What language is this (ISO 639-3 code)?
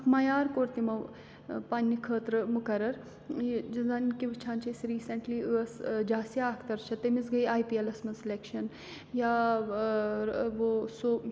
kas